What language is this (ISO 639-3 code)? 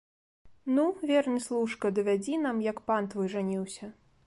bel